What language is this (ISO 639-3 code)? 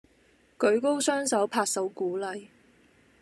yue